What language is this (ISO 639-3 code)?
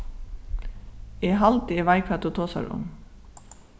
fao